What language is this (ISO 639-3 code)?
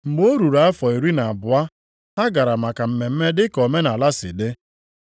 ibo